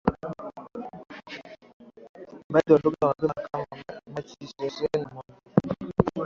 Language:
Swahili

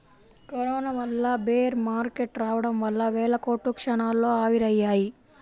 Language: Telugu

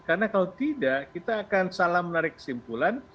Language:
Indonesian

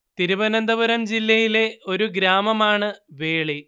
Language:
Malayalam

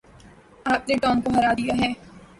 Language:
Urdu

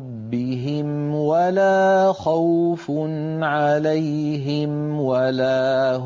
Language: Arabic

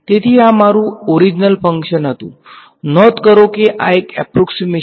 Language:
Gujarati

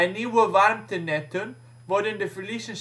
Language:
Dutch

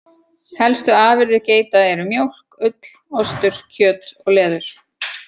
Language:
Icelandic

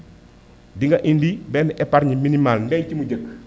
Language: Wolof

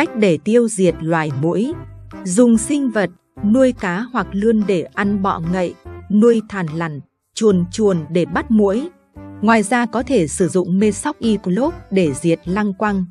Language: Vietnamese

